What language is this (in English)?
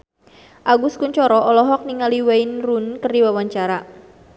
Sundanese